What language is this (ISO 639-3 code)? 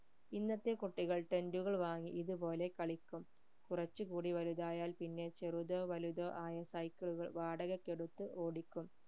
mal